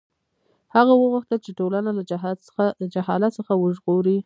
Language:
Pashto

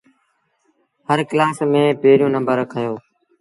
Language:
Sindhi Bhil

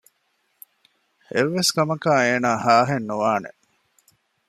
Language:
Divehi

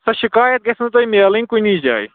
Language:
Kashmiri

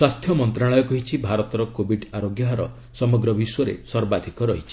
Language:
Odia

